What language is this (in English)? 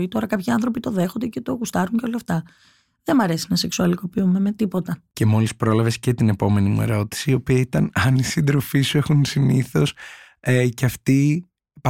Greek